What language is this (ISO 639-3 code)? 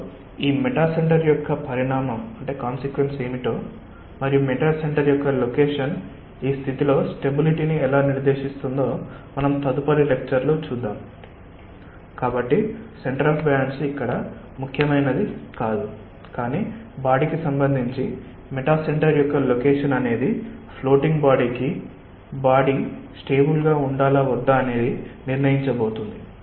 tel